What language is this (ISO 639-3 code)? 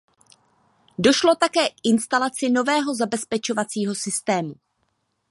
ces